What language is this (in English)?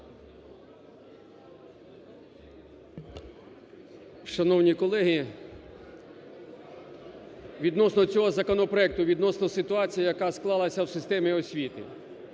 Ukrainian